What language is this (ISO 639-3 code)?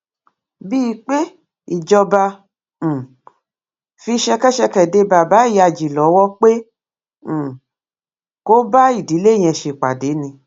yor